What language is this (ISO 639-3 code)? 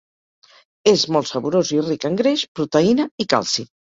cat